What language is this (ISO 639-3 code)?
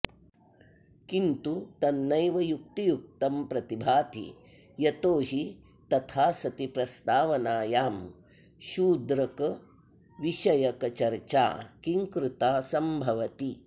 san